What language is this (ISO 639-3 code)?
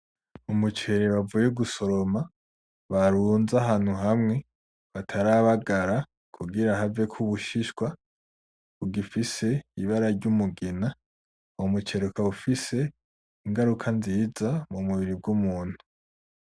run